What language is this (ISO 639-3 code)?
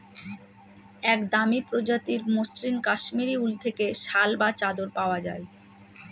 ben